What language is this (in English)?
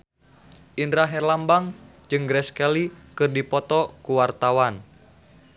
Sundanese